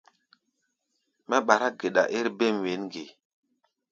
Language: Gbaya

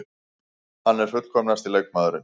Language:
Icelandic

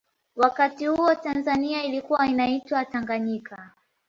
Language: Swahili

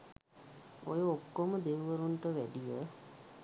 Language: Sinhala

